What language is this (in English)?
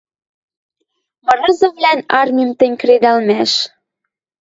Western Mari